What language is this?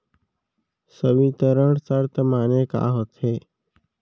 Chhattisgarhi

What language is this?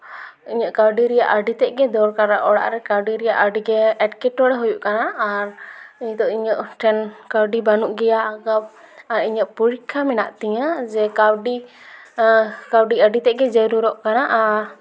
Santali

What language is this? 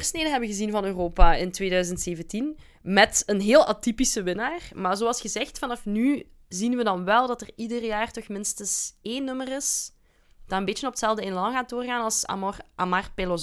Dutch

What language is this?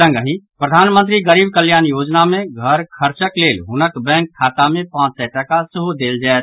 Maithili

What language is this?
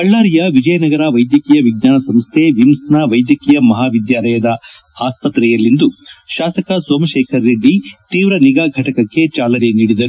Kannada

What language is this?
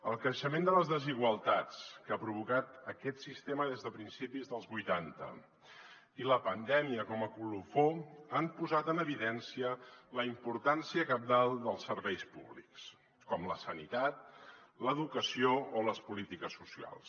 Catalan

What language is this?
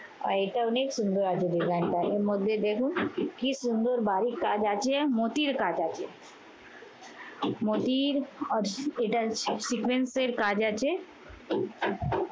Bangla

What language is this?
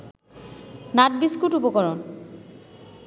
Bangla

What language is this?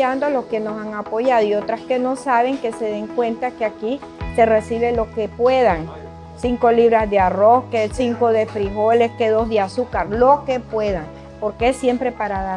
Spanish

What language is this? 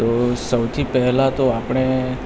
Gujarati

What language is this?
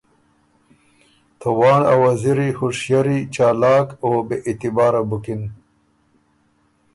Ormuri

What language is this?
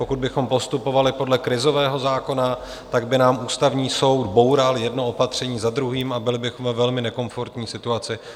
Czech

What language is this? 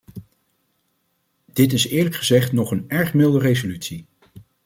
Dutch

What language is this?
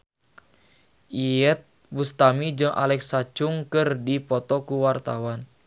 Sundanese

